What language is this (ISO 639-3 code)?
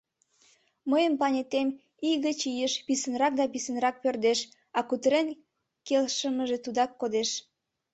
chm